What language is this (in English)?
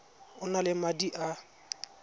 Tswana